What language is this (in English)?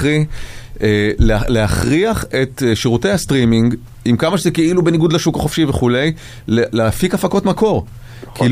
Hebrew